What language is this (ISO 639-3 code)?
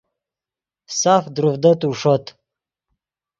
ydg